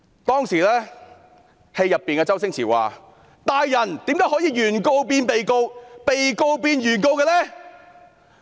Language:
Cantonese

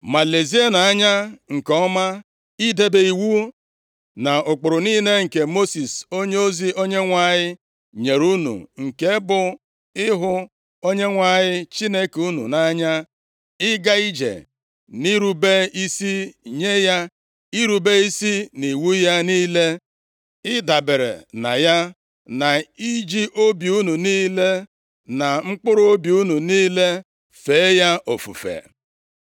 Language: Igbo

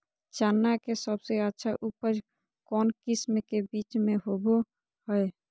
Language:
Magahi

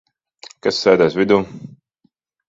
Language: Latvian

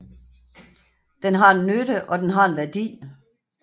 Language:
Danish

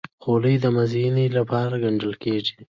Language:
Pashto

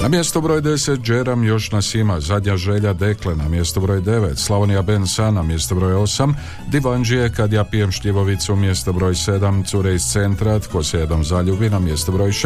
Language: Croatian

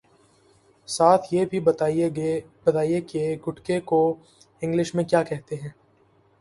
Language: Urdu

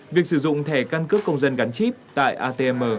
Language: Vietnamese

